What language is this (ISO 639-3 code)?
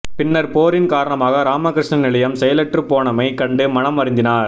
tam